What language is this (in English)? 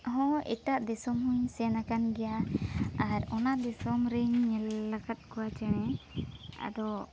Santali